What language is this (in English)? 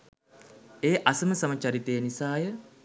Sinhala